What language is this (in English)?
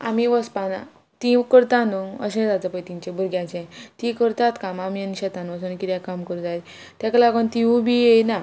Konkani